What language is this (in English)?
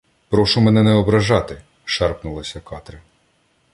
Ukrainian